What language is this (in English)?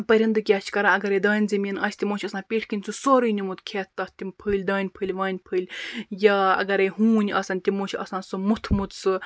Kashmiri